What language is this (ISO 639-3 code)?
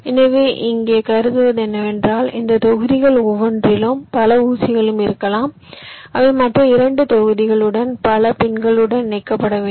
tam